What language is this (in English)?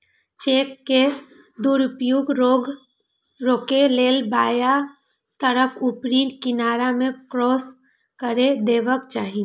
Maithili